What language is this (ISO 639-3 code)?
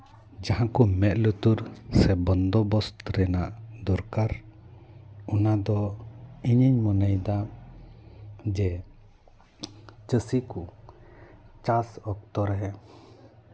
sat